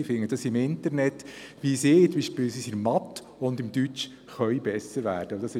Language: Swiss German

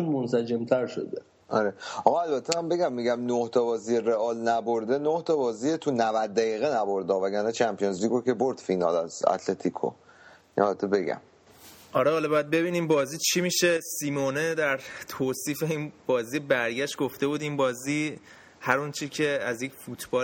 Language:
Persian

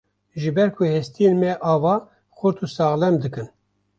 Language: Kurdish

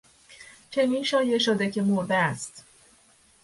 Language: Persian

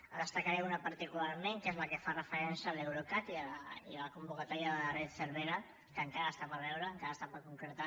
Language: Catalan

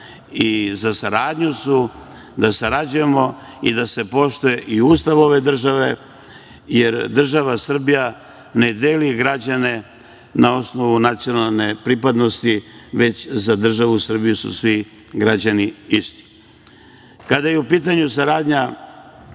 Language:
Serbian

